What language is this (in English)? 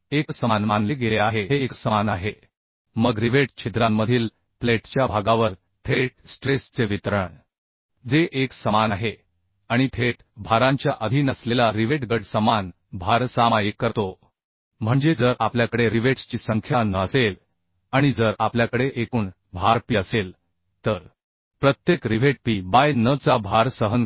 Marathi